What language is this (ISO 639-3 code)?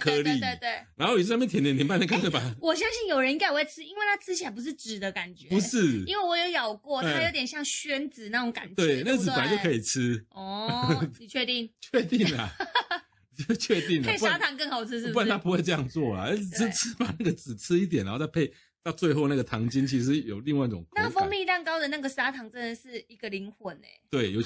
zho